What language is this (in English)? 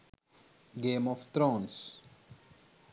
Sinhala